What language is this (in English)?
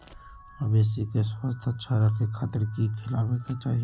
Magahi